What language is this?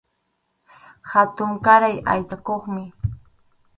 Arequipa-La Unión Quechua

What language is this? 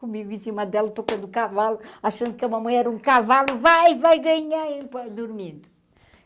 Portuguese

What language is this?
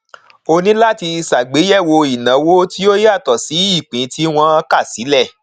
Yoruba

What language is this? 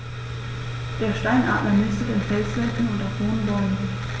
German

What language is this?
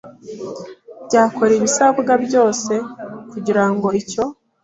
Kinyarwanda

